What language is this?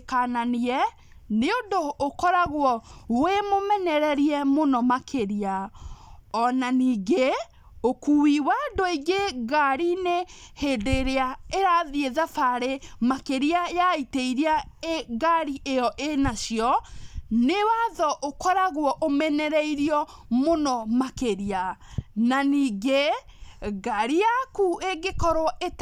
Kikuyu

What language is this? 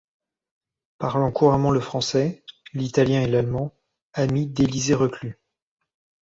French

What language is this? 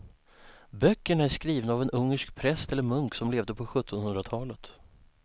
Swedish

